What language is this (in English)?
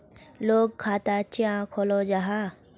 Magahi